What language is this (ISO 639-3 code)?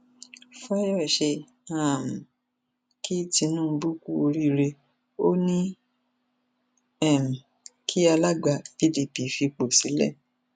yor